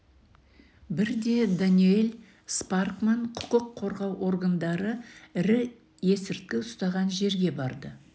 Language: Kazakh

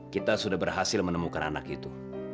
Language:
Indonesian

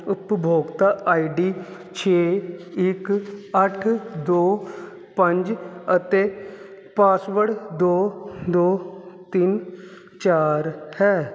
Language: Punjabi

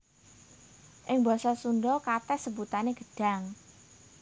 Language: Javanese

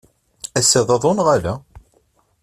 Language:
Kabyle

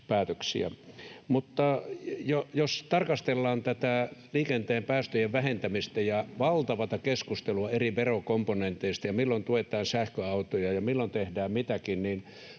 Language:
Finnish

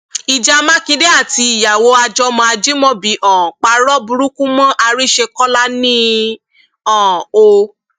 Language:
Yoruba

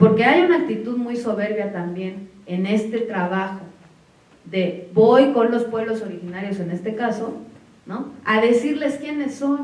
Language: Spanish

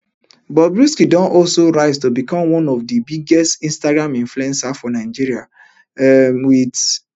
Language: Nigerian Pidgin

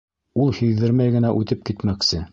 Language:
Bashkir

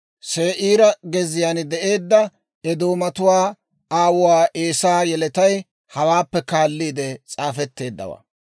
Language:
Dawro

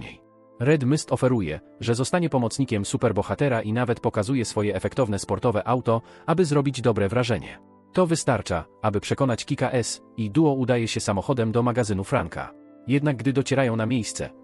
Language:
Polish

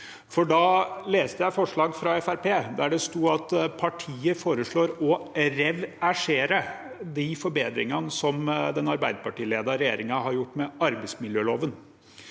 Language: Norwegian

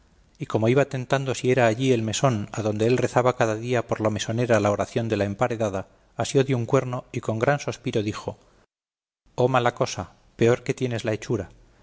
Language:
Spanish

